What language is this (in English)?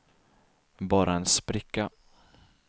Swedish